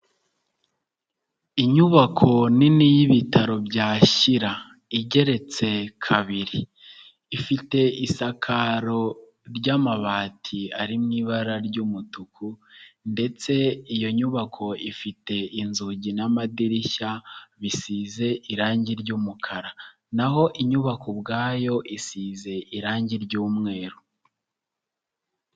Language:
Kinyarwanda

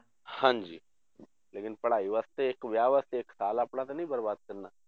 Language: Punjabi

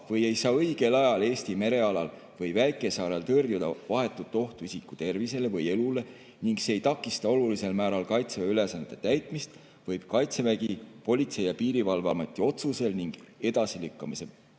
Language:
Estonian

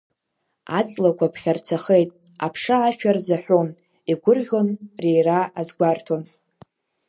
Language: Abkhazian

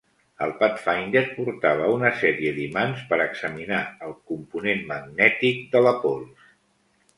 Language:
Catalan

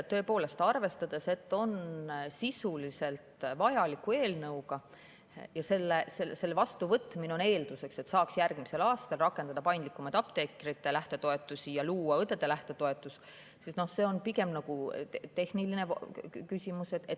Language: Estonian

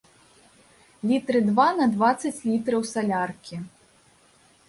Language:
Belarusian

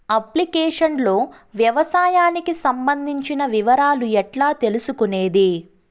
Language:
Telugu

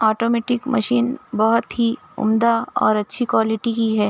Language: Urdu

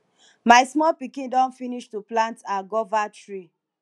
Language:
Nigerian Pidgin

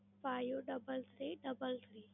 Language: Gujarati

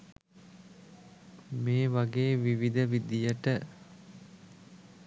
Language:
Sinhala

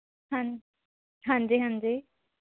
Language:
Punjabi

